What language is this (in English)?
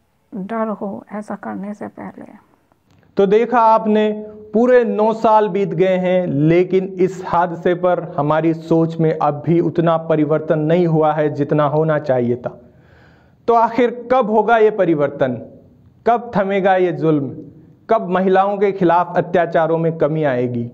Hindi